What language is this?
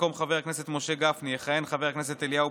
Hebrew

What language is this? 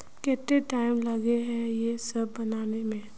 Magahi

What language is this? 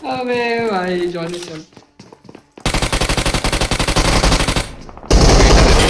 Hindi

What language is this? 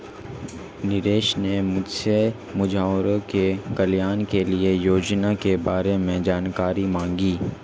Hindi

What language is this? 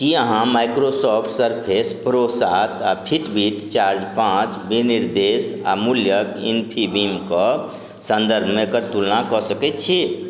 Maithili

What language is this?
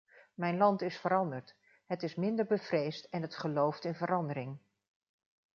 Dutch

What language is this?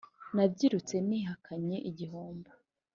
Kinyarwanda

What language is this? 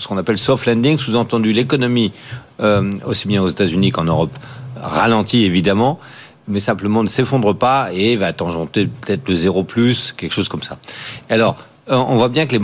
French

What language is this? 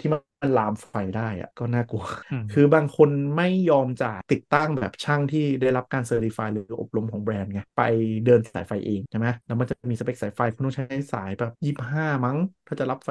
Thai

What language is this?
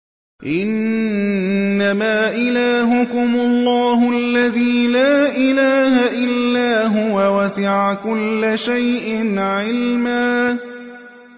Arabic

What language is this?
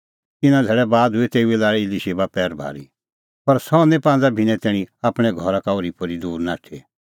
Kullu Pahari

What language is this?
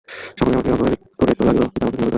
Bangla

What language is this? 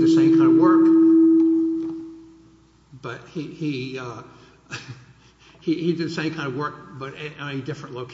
English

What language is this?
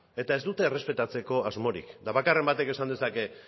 Basque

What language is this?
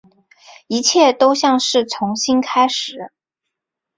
Chinese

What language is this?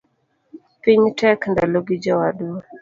Luo (Kenya and Tanzania)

